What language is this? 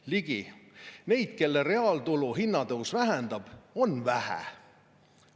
Estonian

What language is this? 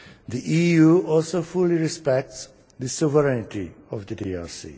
English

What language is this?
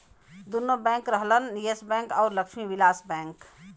Bhojpuri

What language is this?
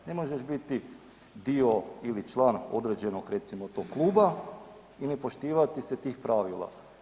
Croatian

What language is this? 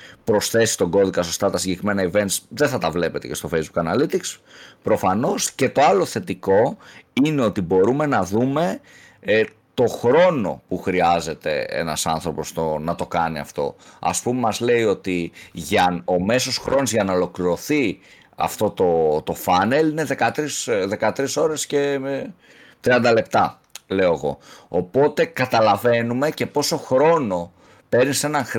Greek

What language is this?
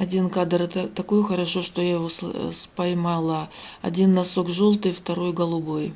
Russian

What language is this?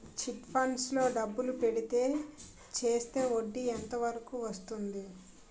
Telugu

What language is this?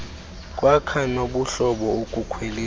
Xhosa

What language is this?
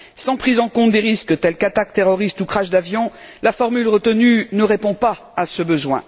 French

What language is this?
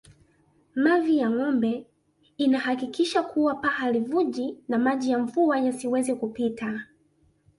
Swahili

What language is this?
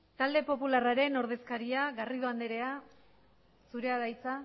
Basque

